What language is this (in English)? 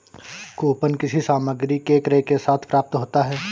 Hindi